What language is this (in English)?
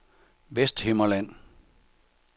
Danish